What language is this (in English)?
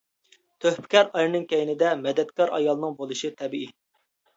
Uyghur